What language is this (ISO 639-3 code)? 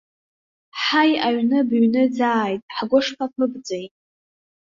abk